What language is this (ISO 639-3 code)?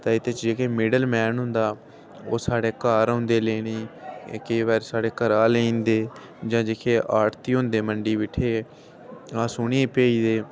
doi